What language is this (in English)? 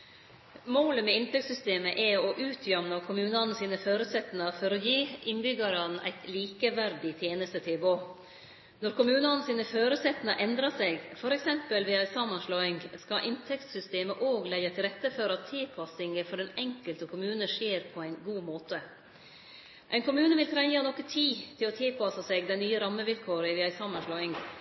Norwegian Nynorsk